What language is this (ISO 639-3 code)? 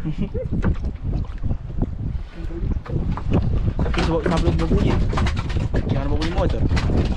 ind